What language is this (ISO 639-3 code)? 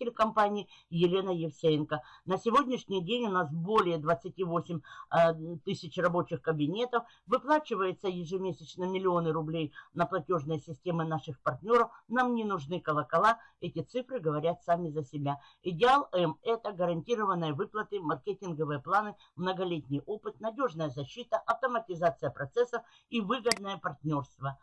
rus